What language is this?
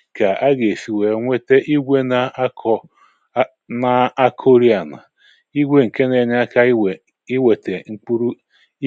Igbo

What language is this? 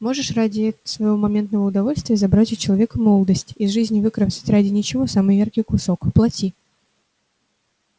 Russian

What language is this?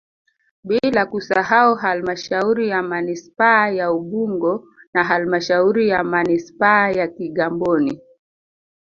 Swahili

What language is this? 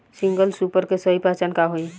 Bhojpuri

